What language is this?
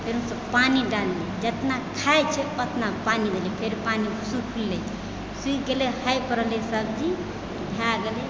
Maithili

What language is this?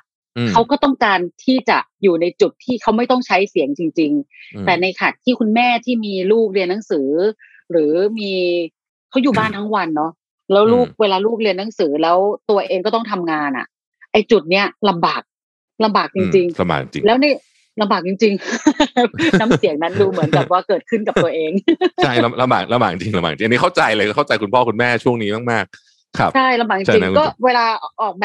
Thai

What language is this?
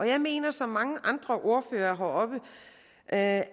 Danish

